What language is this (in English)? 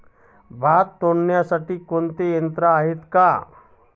Marathi